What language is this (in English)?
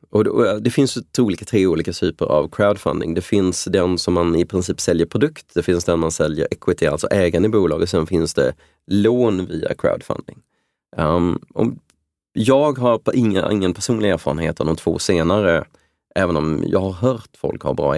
Swedish